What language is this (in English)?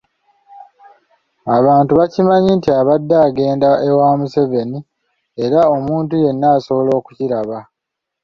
Ganda